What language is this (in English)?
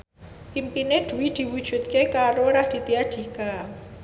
Javanese